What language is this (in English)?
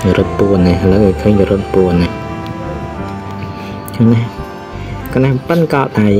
Thai